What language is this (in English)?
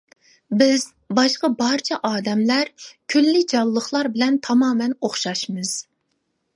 Uyghur